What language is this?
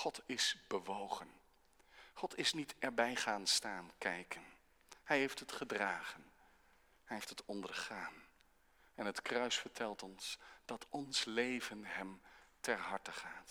Dutch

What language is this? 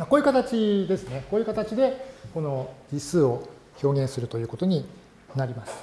Japanese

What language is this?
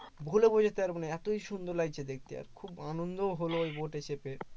Bangla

